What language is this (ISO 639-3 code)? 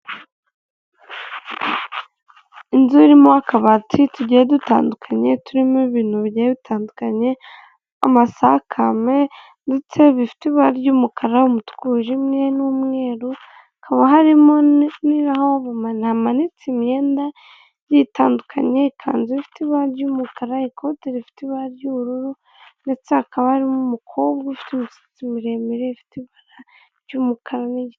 kin